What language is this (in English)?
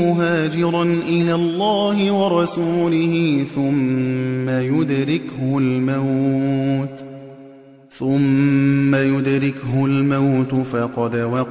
Arabic